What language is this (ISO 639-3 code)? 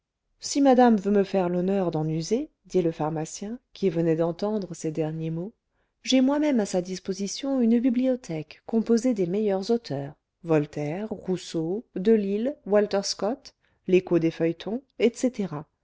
fra